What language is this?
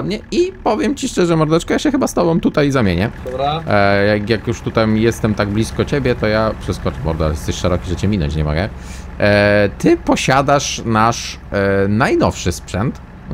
Polish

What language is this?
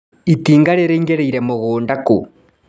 Kikuyu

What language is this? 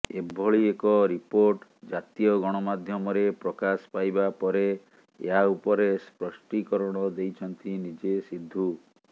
Odia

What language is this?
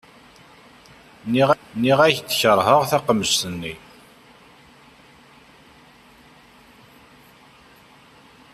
Kabyle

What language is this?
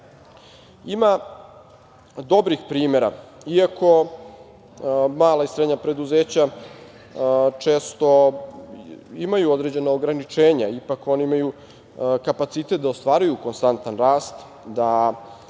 Serbian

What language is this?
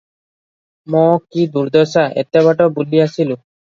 Odia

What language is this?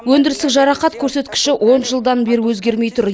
Kazakh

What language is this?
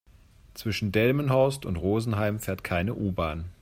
German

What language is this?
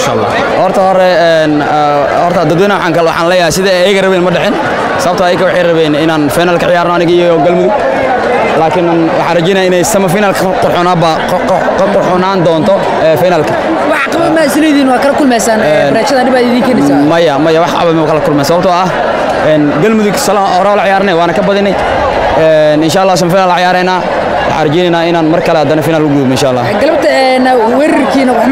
Arabic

